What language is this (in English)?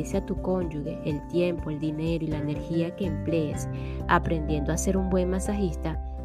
Spanish